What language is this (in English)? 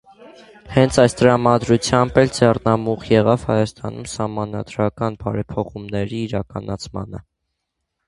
Armenian